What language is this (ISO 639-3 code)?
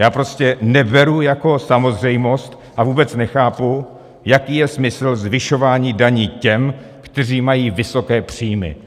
ces